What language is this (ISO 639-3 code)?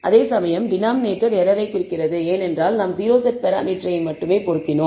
tam